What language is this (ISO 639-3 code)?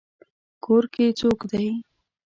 pus